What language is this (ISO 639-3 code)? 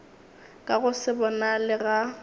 nso